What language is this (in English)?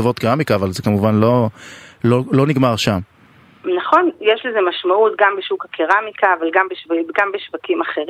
Hebrew